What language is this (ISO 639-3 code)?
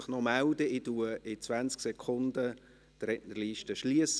gsw